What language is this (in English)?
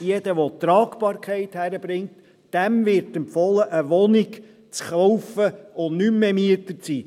Swiss German